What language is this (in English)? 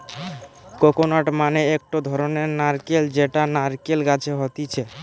Bangla